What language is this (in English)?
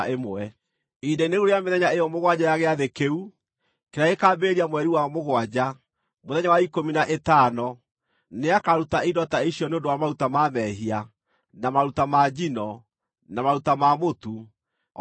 Kikuyu